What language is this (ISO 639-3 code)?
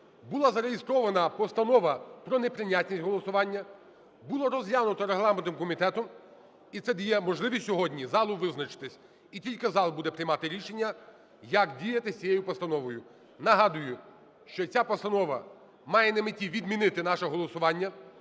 ukr